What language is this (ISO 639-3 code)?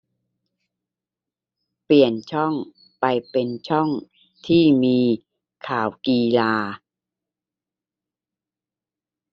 tha